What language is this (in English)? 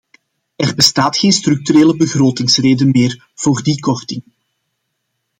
Dutch